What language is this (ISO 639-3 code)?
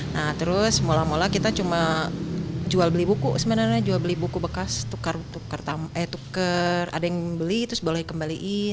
ind